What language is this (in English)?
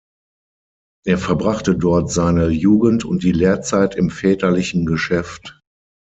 German